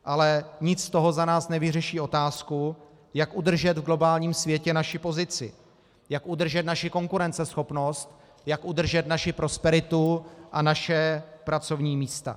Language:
Czech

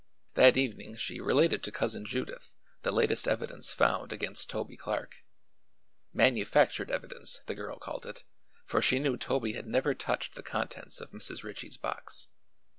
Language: English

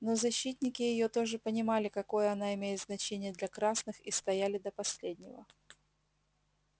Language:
Russian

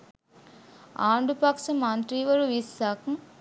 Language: Sinhala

